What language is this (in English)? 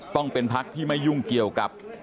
Thai